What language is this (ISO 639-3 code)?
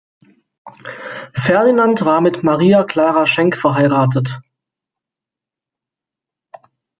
deu